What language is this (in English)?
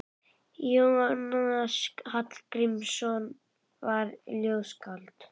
Icelandic